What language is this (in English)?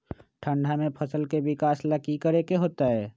Magahi